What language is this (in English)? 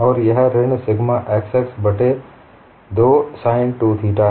Hindi